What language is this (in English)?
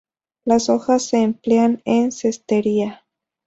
Spanish